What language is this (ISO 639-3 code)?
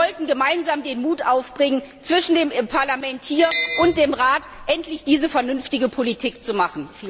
deu